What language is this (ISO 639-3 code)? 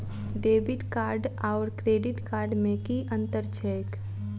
mai